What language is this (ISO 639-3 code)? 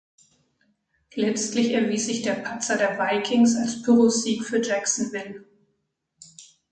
deu